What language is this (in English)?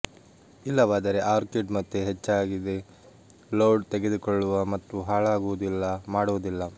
Kannada